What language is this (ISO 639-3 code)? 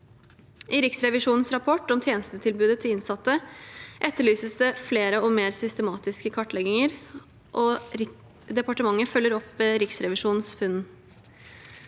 nor